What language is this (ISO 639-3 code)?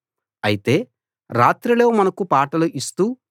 tel